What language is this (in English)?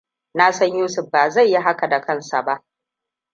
Hausa